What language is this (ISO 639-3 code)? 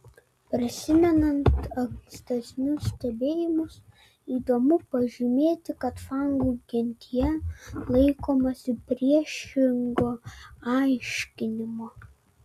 lit